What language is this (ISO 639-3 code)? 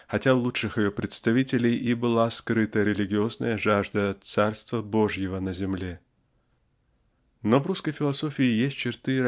rus